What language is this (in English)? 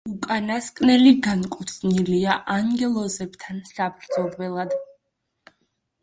Georgian